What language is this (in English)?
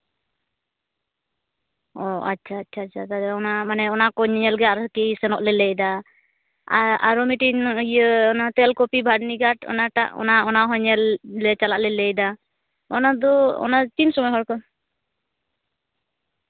Santali